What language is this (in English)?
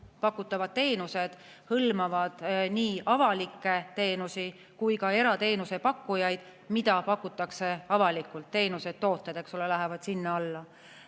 Estonian